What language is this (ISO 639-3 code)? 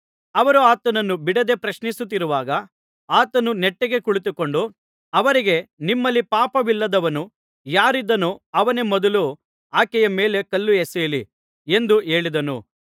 kan